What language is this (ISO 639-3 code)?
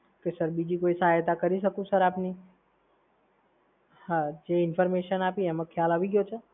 guj